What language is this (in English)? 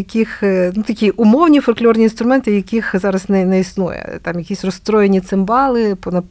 Ukrainian